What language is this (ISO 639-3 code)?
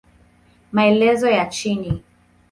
swa